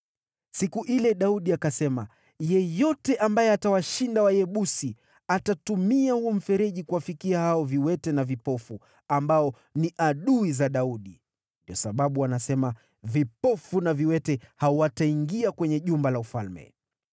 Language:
Swahili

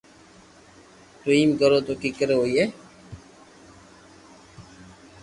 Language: Loarki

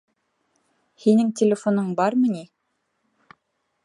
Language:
Bashkir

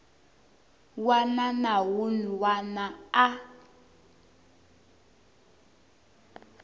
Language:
Tsonga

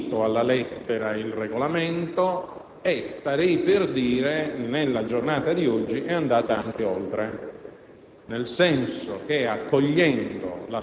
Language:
Italian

